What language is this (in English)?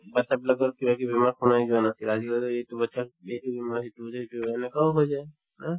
Assamese